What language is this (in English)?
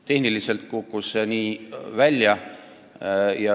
Estonian